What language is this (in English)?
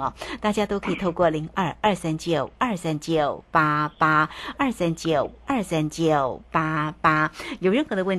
Chinese